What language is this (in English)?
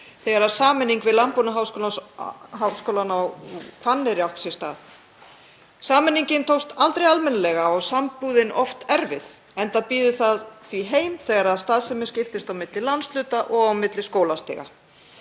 Icelandic